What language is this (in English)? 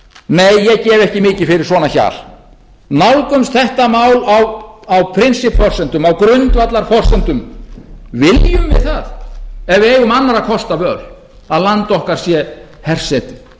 Icelandic